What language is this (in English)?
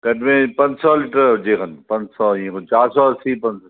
Sindhi